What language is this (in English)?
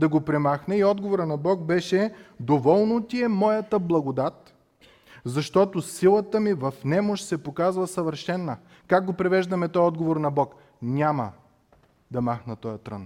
Bulgarian